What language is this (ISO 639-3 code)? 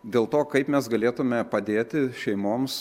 lit